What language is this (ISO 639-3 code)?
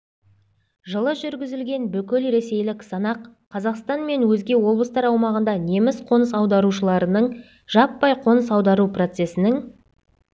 kaz